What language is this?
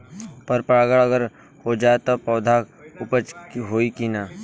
Bhojpuri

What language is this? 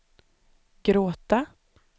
Swedish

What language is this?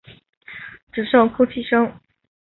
Chinese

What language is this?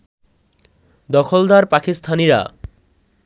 Bangla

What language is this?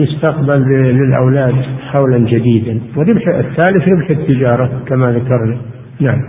Arabic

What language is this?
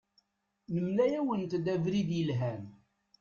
Kabyle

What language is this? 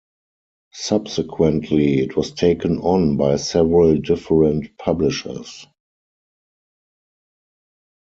English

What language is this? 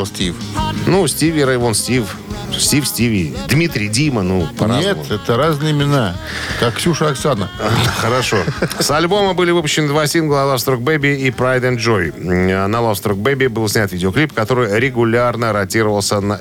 Russian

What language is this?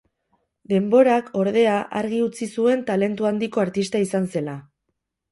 Basque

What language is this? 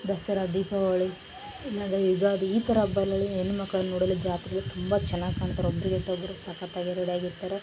Kannada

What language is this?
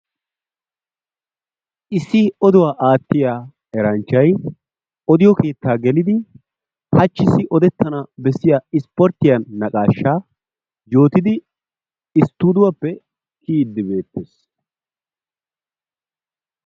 Wolaytta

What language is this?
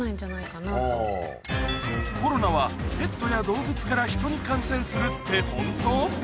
Japanese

